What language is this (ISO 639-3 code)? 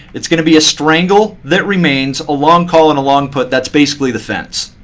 eng